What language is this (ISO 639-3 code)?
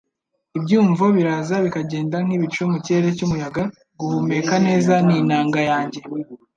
kin